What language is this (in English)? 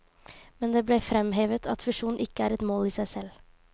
Norwegian